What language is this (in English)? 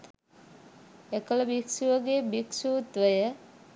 Sinhala